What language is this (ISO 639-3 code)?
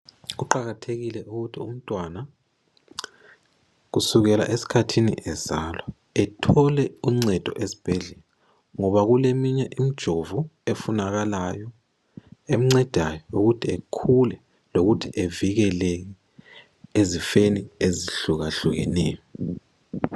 nde